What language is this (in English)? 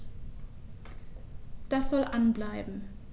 German